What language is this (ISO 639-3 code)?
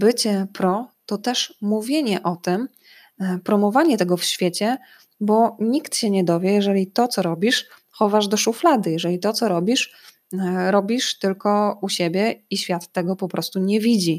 pol